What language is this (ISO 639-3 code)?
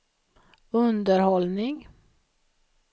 swe